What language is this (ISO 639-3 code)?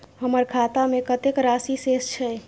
mai